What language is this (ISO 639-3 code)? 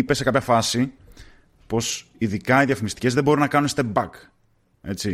ell